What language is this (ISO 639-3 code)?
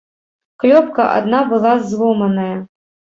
bel